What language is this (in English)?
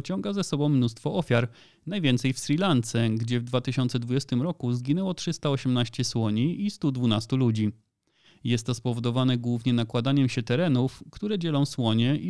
Polish